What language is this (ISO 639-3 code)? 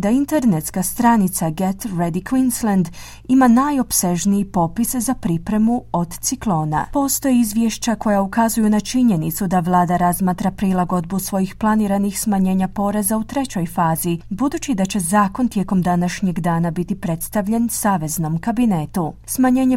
hrv